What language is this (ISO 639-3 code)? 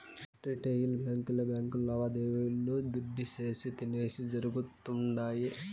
tel